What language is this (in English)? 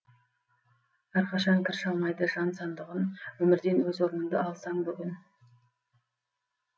Kazakh